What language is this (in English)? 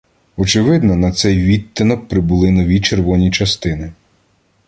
Ukrainian